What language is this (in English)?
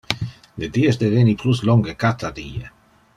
Interlingua